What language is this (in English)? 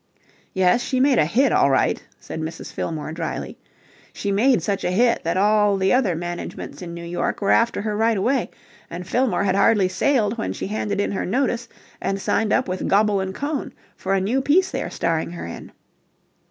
English